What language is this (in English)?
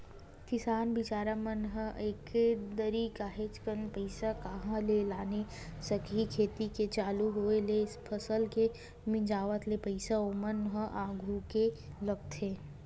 Chhattisgarhi